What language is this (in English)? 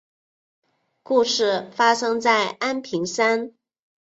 Chinese